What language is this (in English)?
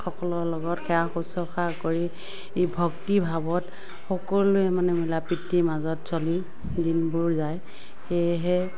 Assamese